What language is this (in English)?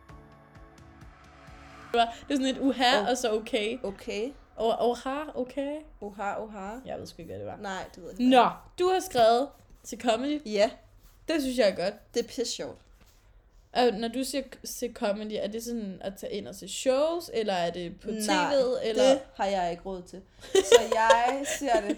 Danish